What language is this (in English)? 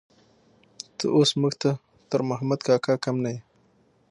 Pashto